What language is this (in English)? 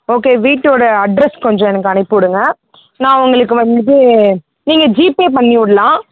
Tamil